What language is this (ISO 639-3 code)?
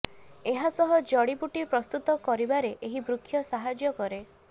ori